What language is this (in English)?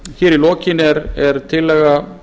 Icelandic